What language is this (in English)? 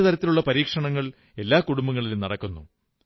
Malayalam